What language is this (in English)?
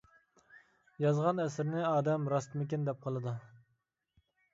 Uyghur